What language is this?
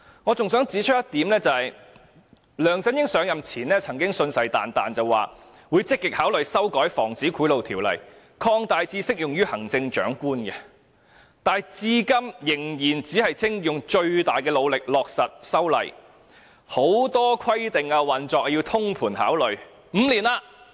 Cantonese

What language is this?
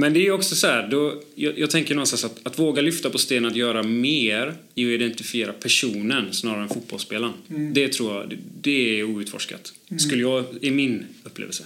Swedish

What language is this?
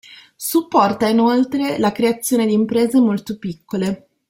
Italian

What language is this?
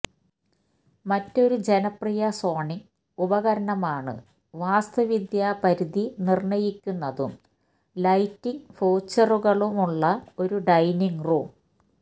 Malayalam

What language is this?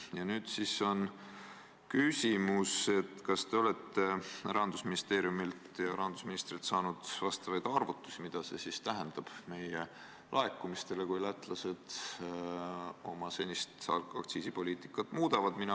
Estonian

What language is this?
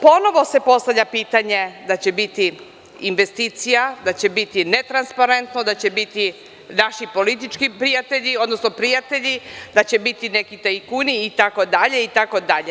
Serbian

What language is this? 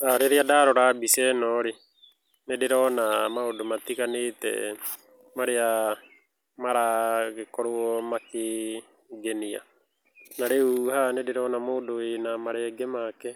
Kikuyu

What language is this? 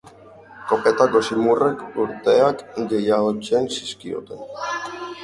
Basque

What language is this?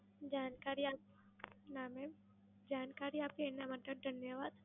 Gujarati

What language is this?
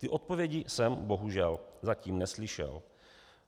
Czech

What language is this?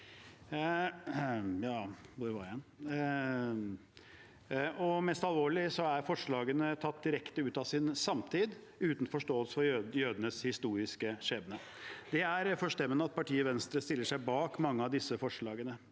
Norwegian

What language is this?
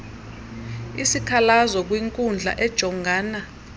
Xhosa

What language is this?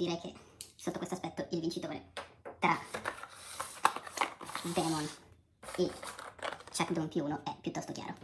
Italian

